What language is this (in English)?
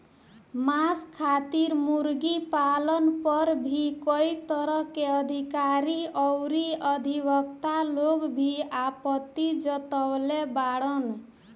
Bhojpuri